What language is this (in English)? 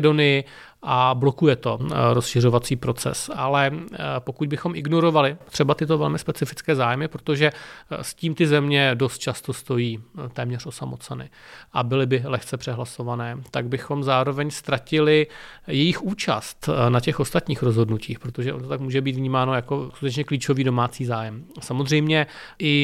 Czech